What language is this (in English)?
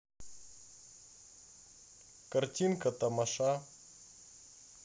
Russian